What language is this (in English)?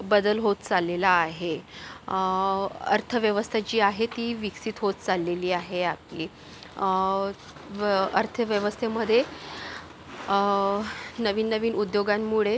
Marathi